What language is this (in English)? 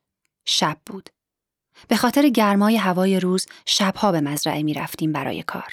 Persian